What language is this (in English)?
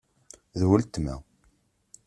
Kabyle